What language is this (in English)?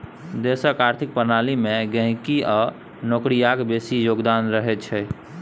Maithili